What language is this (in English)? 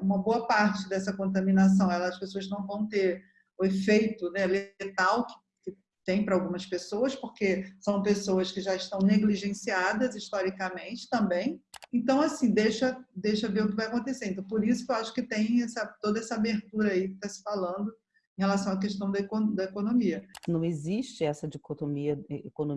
Portuguese